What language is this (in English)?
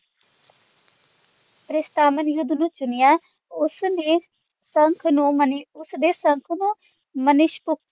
Punjabi